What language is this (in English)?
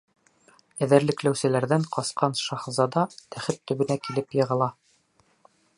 Bashkir